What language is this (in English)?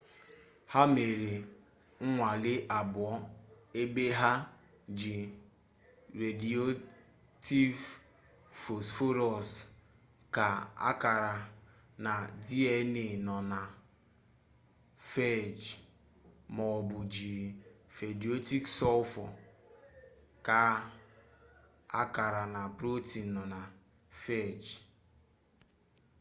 Igbo